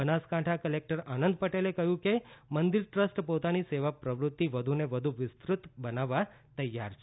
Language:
Gujarati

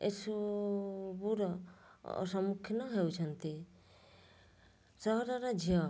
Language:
Odia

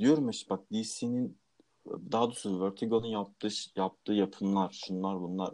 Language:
Turkish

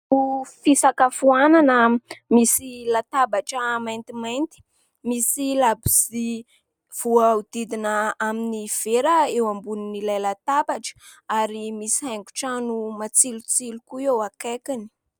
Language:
Malagasy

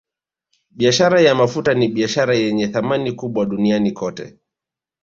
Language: Swahili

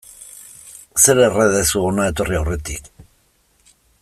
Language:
Basque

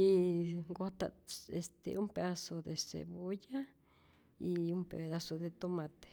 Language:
Rayón Zoque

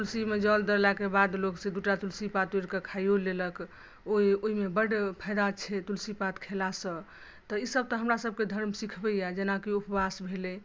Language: Maithili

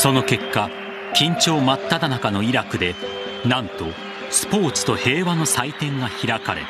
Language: Japanese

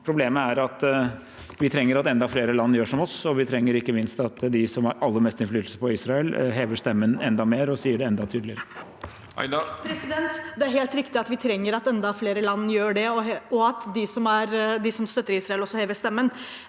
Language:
Norwegian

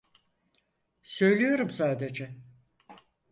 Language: Turkish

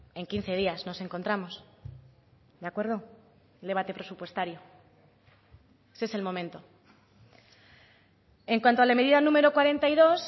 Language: Spanish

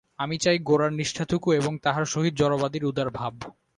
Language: Bangla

